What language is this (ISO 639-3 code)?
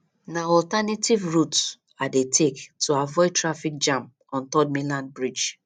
pcm